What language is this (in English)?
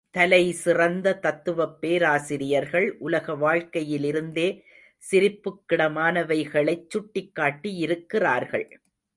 Tamil